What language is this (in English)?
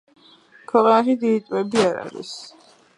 Georgian